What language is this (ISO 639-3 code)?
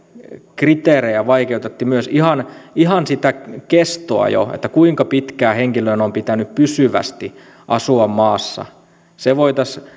fin